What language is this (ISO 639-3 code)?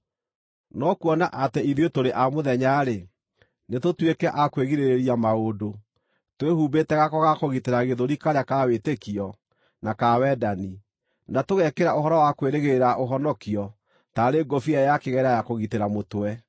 kik